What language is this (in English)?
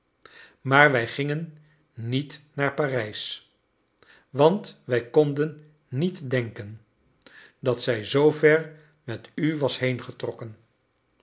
Dutch